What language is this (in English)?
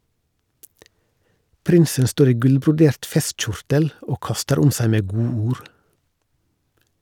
Norwegian